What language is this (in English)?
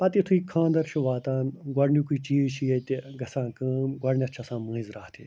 Kashmiri